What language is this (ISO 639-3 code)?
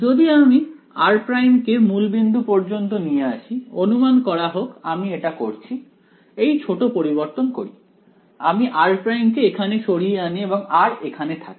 ben